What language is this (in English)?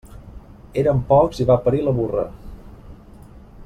Catalan